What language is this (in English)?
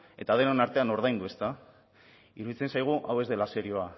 Basque